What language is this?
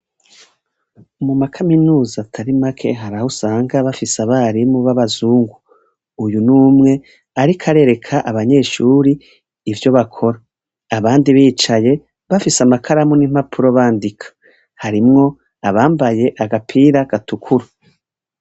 Rundi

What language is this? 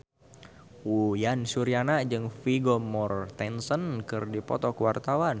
Sundanese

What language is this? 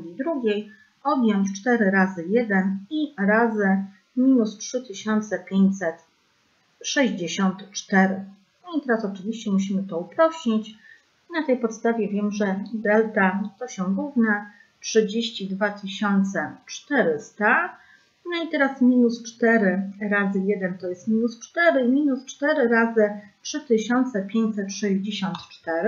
Polish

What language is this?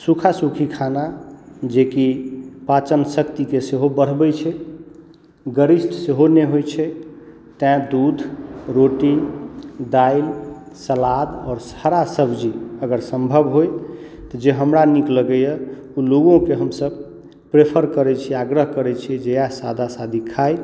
Maithili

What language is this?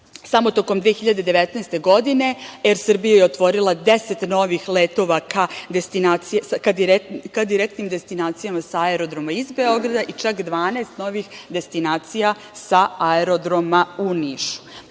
Serbian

